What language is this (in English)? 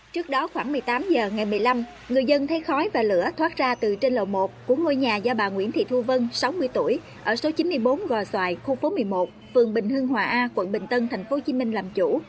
Vietnamese